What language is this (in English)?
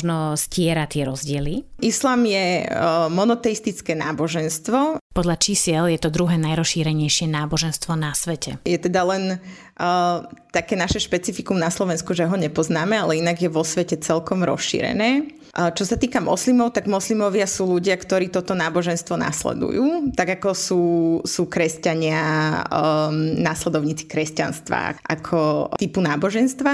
Slovak